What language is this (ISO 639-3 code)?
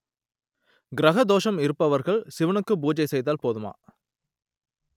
tam